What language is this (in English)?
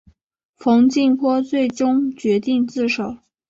Chinese